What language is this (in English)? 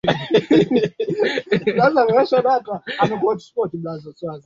Swahili